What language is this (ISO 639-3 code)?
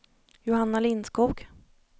swe